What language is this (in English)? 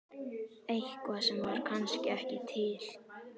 Icelandic